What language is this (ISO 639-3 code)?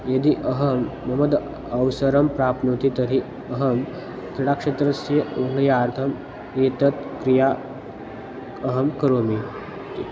san